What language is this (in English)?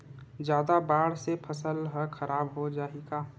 Chhattisgarhi